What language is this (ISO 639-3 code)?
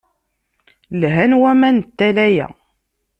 kab